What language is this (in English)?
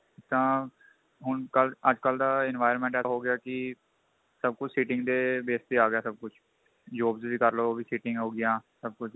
Punjabi